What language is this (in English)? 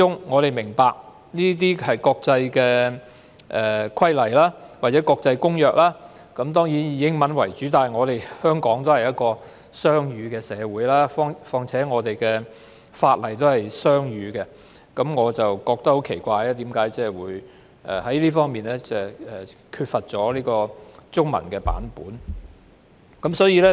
Cantonese